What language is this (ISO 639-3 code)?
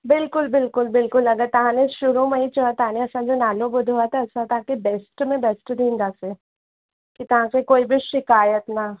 snd